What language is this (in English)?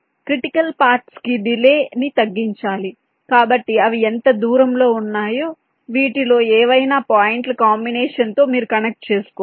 Telugu